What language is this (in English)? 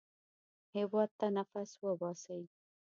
Pashto